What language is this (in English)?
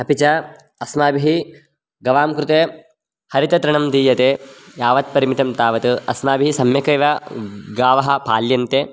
Sanskrit